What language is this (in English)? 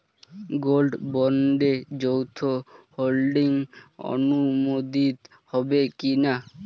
Bangla